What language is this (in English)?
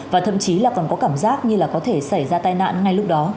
Vietnamese